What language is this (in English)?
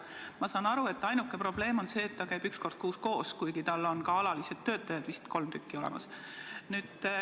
Estonian